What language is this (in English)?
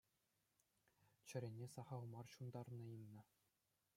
Chuvash